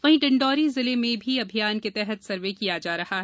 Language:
Hindi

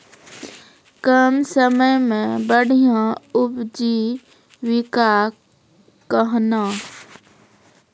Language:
Maithili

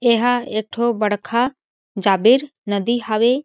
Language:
Chhattisgarhi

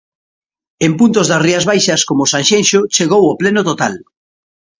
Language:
Galician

